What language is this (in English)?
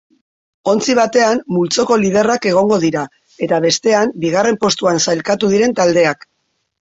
Basque